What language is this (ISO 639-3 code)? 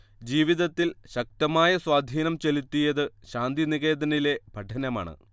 mal